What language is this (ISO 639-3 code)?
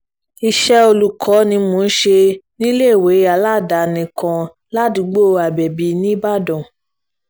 yor